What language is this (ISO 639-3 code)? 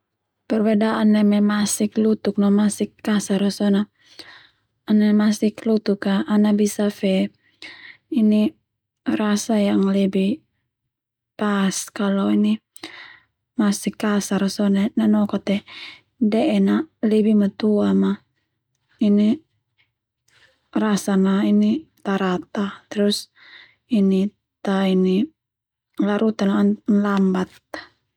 twu